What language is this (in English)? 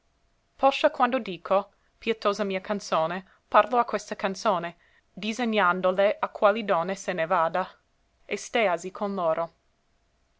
Italian